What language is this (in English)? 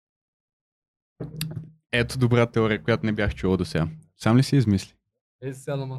Bulgarian